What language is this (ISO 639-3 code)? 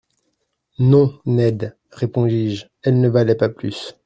fra